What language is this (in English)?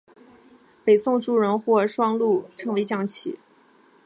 Chinese